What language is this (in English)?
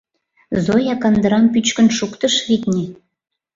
Mari